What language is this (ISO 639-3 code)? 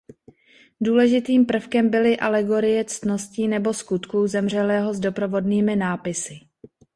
ces